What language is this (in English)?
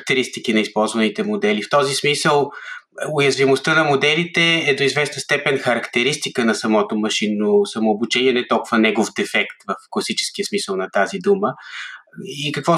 Bulgarian